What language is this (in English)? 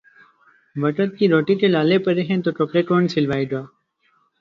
Urdu